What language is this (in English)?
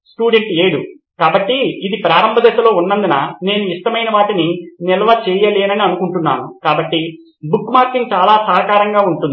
Telugu